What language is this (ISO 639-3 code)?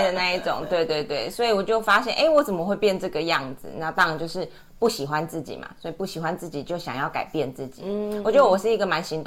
zho